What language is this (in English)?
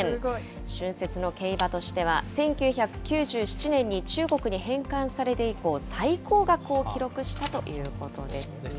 Japanese